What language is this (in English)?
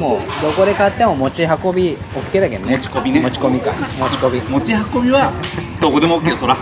Japanese